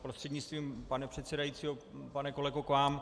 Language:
Czech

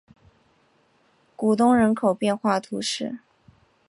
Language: Chinese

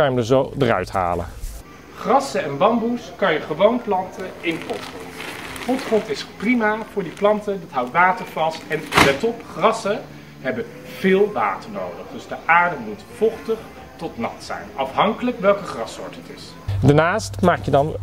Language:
Dutch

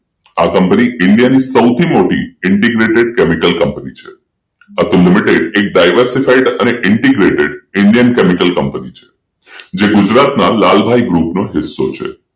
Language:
Gujarati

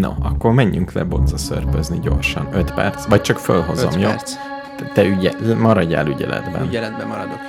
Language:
Hungarian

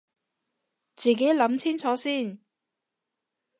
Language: Cantonese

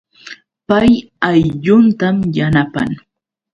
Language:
Yauyos Quechua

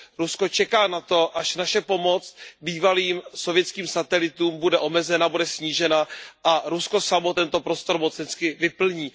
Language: Czech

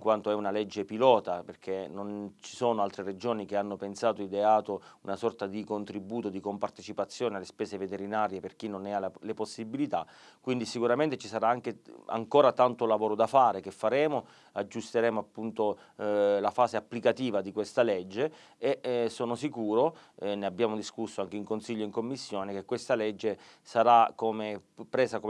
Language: Italian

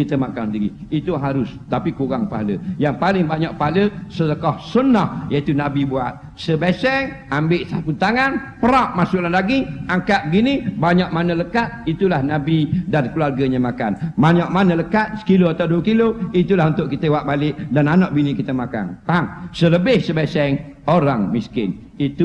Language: Malay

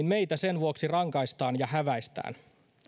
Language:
Finnish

